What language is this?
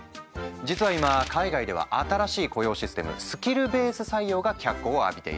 Japanese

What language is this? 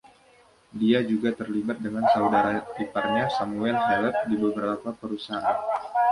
Indonesian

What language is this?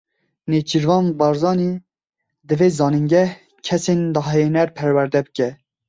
Kurdish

